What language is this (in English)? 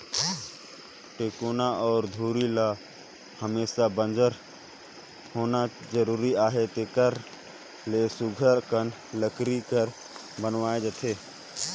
Chhattisgarhi